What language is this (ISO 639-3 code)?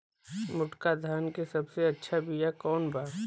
bho